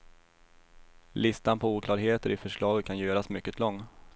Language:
Swedish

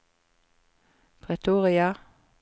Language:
Norwegian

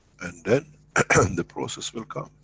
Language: English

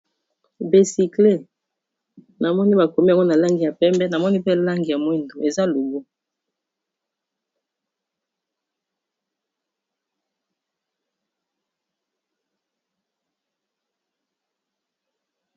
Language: Lingala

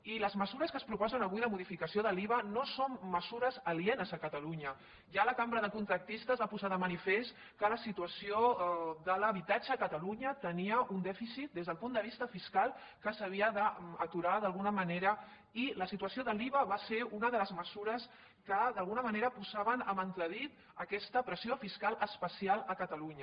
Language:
Catalan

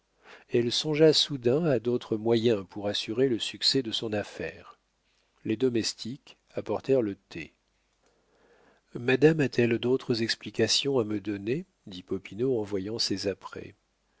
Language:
French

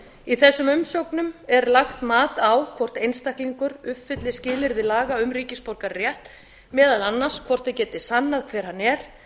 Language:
Icelandic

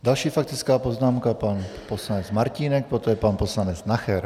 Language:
Czech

